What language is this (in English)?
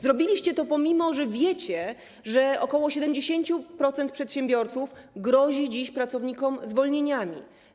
Polish